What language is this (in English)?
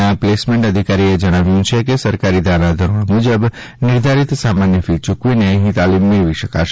Gujarati